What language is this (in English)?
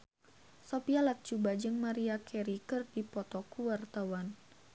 Sundanese